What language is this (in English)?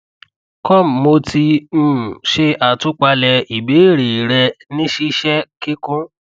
Yoruba